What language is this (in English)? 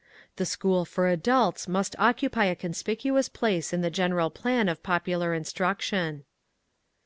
English